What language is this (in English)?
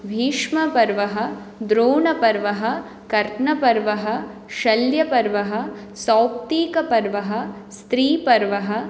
Sanskrit